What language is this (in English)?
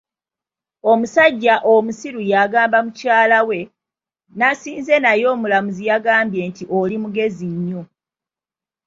Ganda